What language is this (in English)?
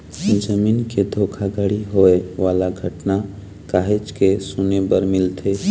Chhattisgarhi